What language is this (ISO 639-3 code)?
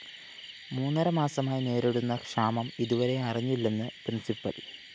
mal